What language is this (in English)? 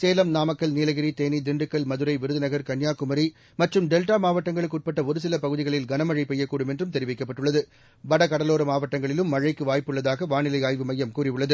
Tamil